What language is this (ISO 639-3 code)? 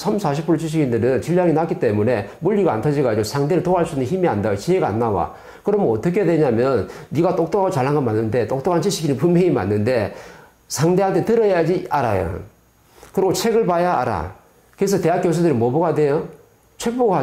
kor